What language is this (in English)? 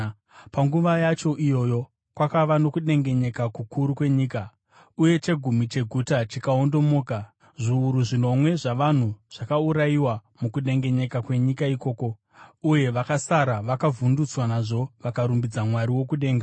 Shona